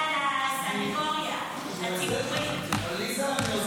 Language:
Hebrew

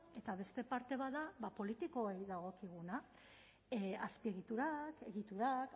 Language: Basque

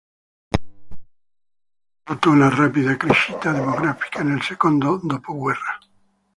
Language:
Italian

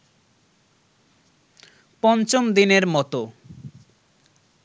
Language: Bangla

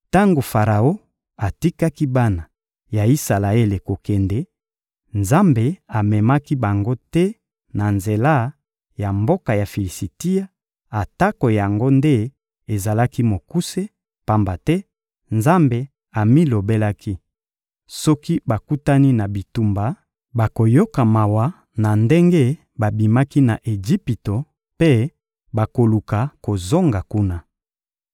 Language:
Lingala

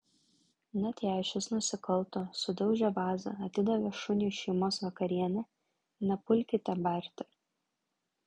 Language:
Lithuanian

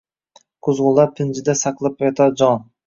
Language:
Uzbek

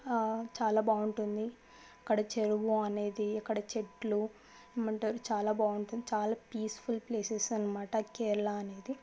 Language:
Telugu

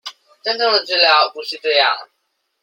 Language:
Chinese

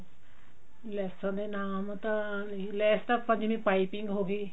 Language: Punjabi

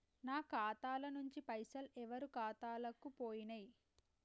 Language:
Telugu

